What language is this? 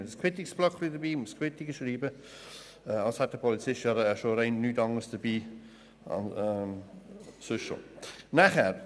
Swiss German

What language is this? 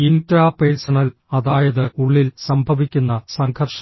Malayalam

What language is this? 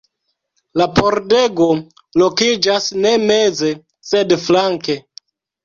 Esperanto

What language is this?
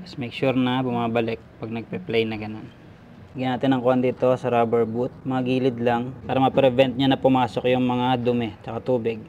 Filipino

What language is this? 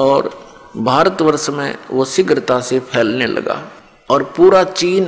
Hindi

